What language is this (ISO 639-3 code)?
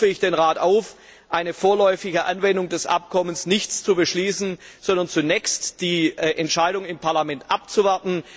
deu